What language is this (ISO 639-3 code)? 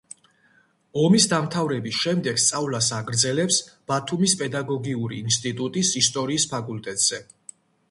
kat